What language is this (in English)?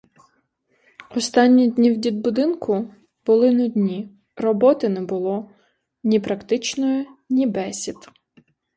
Ukrainian